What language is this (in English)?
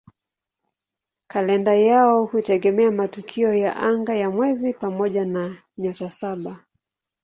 Swahili